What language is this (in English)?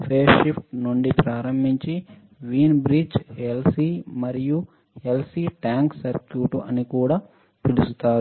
Telugu